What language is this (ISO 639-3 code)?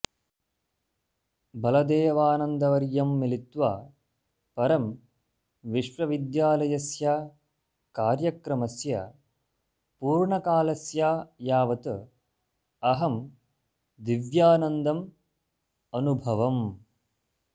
san